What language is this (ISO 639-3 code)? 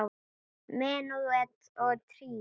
isl